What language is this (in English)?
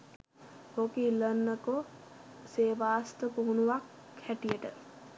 Sinhala